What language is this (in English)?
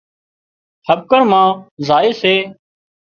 Wadiyara Koli